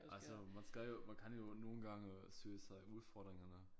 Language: Danish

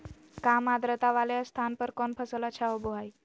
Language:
Magahi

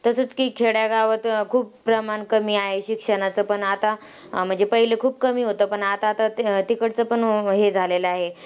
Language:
Marathi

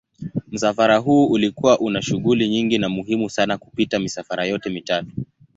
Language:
Swahili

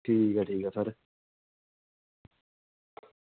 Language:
Dogri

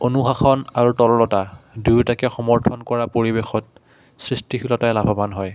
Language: Assamese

